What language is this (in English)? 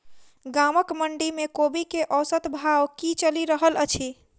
Maithili